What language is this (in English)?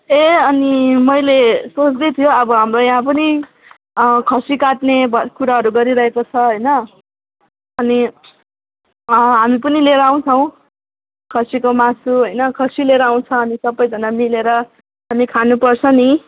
Nepali